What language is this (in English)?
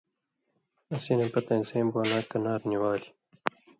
Indus Kohistani